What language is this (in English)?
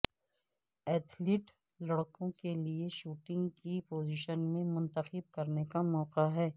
Urdu